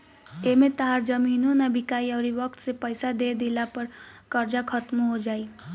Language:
Bhojpuri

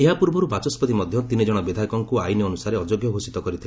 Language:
Odia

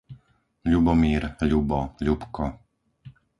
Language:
Slovak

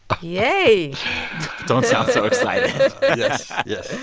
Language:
English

